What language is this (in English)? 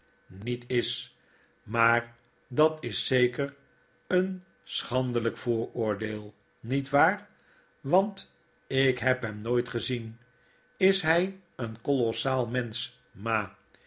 Dutch